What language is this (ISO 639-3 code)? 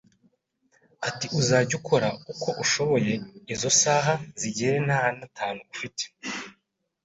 kin